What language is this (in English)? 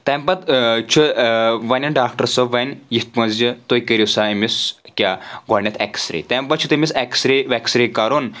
Kashmiri